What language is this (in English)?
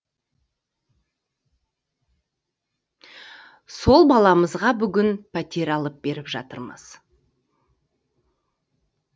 Kazakh